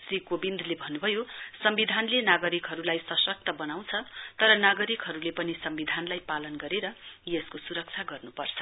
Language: Nepali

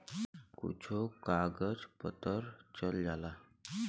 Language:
Bhojpuri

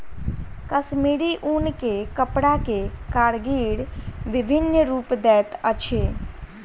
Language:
Maithili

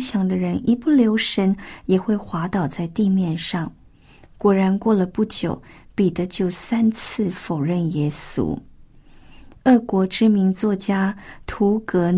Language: Chinese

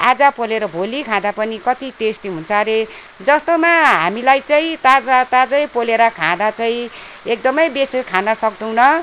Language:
Nepali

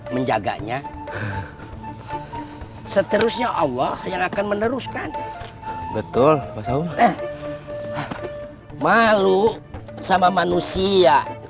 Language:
Indonesian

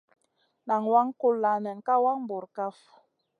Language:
Masana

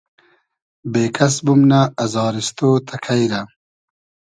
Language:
Hazaragi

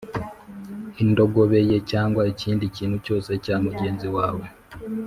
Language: Kinyarwanda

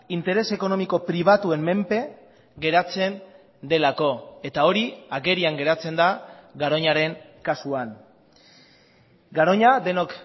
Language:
Basque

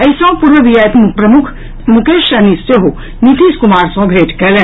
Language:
Maithili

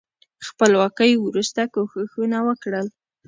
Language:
Pashto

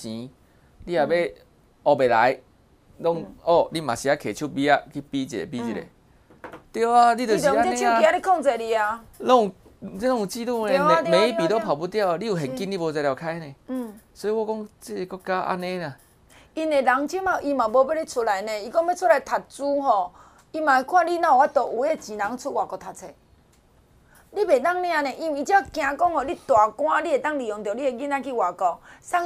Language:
Chinese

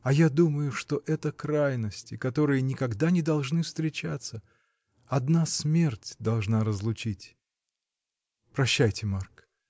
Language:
Russian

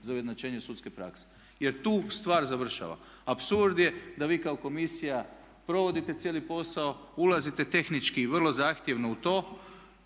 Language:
Croatian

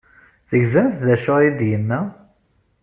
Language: Kabyle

